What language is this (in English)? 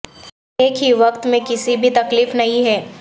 Urdu